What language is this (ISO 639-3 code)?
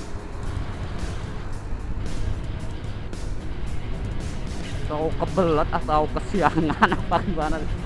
ind